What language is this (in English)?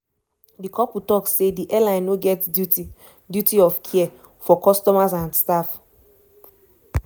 Nigerian Pidgin